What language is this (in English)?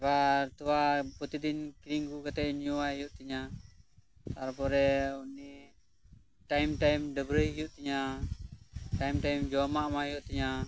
Santali